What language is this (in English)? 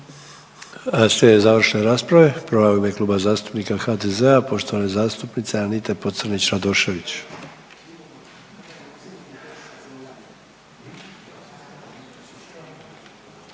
Croatian